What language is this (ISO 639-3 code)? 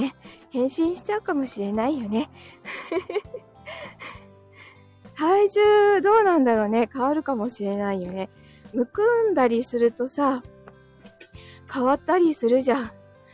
jpn